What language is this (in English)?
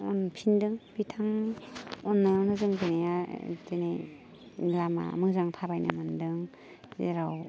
Bodo